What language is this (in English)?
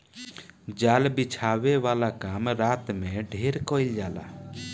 Bhojpuri